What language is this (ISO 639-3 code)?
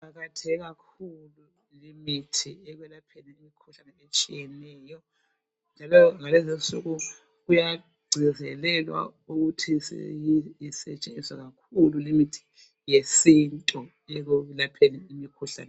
nde